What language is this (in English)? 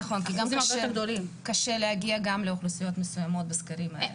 Hebrew